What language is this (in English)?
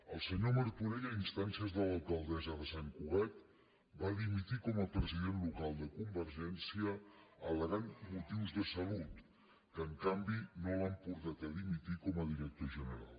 Catalan